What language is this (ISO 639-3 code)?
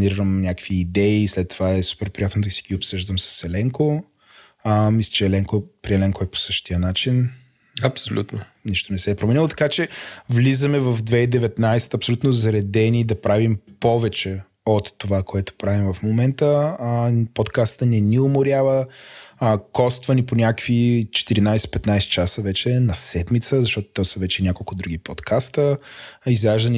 bul